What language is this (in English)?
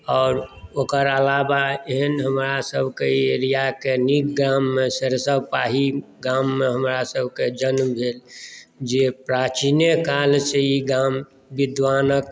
Maithili